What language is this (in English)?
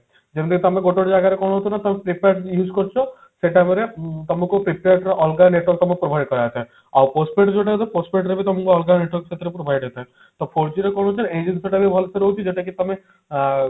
Odia